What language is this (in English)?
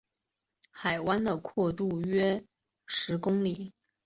Chinese